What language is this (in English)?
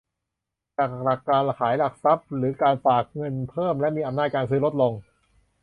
Thai